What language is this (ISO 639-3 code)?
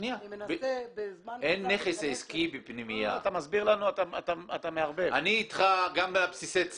heb